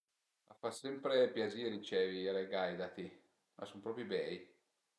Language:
Piedmontese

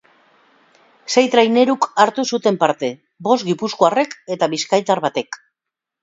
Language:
Basque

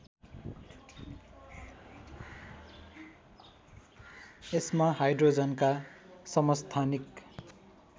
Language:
Nepali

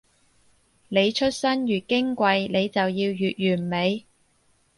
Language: Cantonese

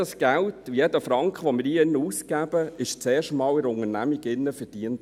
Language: Swiss German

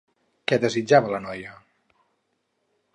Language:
Catalan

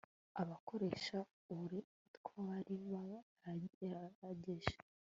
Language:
Kinyarwanda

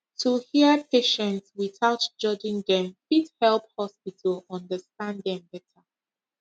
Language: Nigerian Pidgin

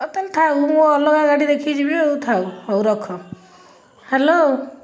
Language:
Odia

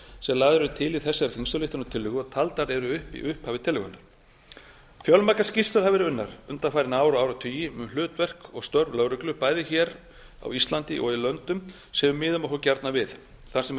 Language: Icelandic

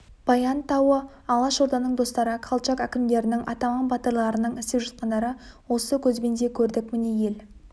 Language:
Kazakh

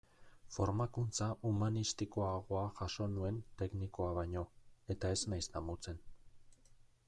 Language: Basque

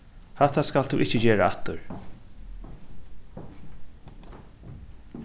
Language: Faroese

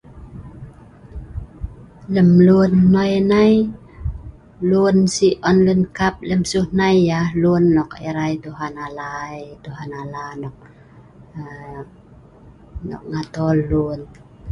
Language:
Sa'ban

